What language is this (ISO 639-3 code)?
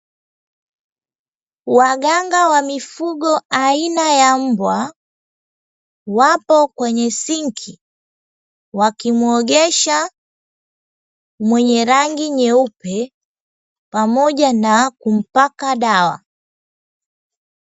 swa